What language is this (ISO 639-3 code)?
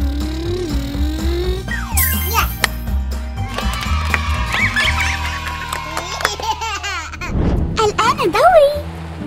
ara